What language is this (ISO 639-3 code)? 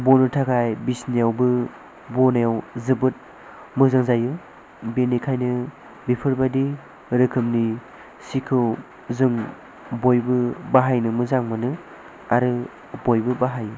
brx